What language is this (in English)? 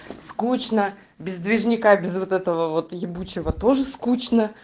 Russian